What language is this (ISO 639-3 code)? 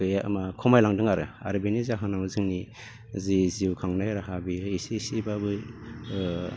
brx